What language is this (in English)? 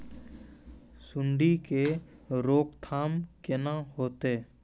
Maithili